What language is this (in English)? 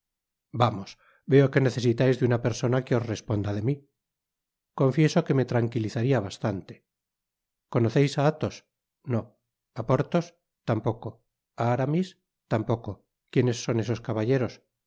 Spanish